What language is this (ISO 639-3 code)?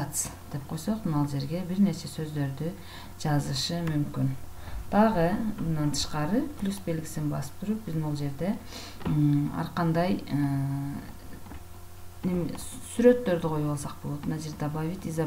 tur